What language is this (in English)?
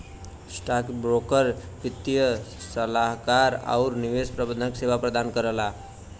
Bhojpuri